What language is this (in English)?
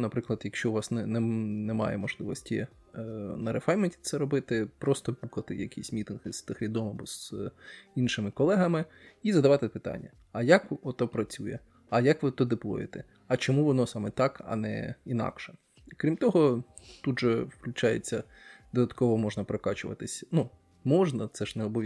Ukrainian